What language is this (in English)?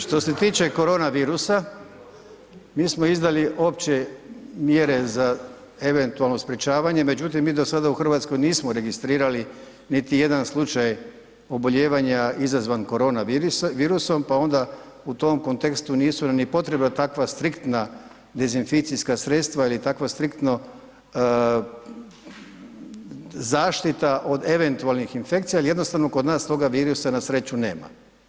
Croatian